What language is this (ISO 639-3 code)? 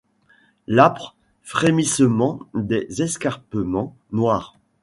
fra